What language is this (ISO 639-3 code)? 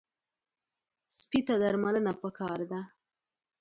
pus